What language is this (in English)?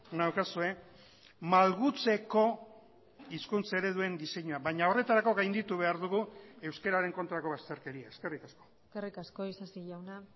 Basque